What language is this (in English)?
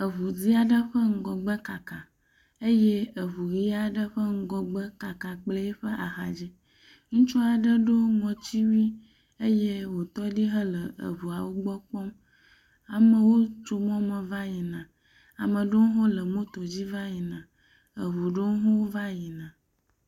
Ewe